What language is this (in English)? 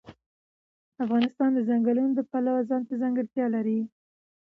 Pashto